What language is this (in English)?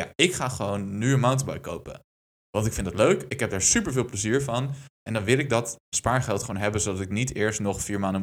Dutch